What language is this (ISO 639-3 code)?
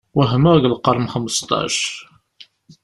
kab